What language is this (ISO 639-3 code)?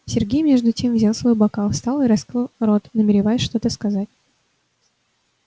rus